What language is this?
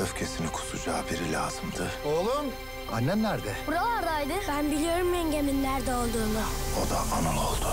Turkish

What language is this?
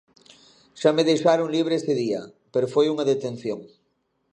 Galician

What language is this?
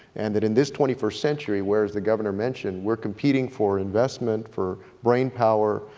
English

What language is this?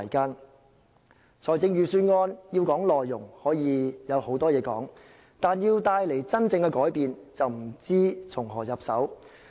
Cantonese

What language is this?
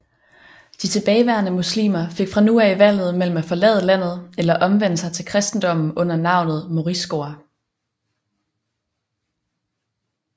Danish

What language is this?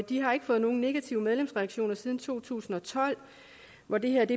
Danish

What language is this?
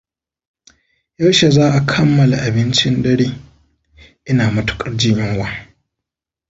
Hausa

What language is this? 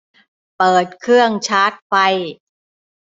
Thai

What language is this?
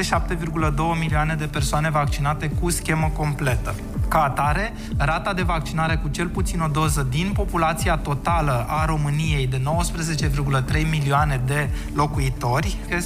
Romanian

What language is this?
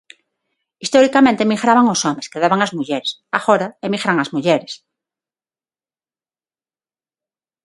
Galician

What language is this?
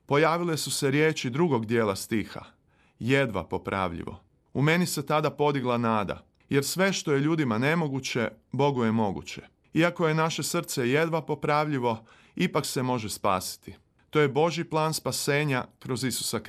Croatian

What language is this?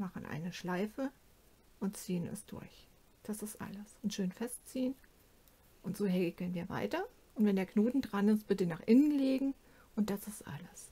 German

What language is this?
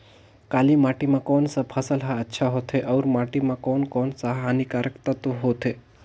Chhattisgarhi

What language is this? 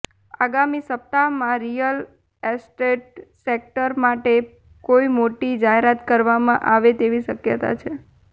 Gujarati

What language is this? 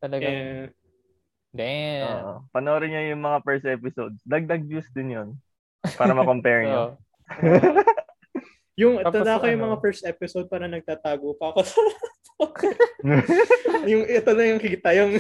Filipino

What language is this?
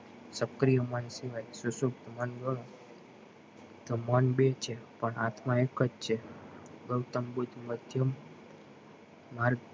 Gujarati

